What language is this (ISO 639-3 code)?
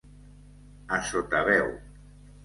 cat